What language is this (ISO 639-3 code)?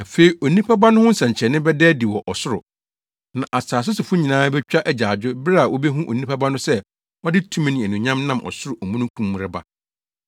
aka